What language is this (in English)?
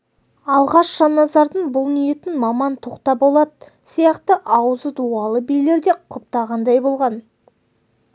Kazakh